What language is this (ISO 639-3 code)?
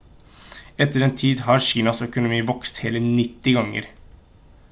nob